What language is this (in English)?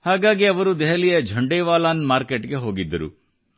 Kannada